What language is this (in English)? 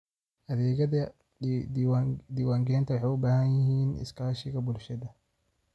Somali